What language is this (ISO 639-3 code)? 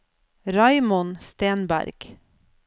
nor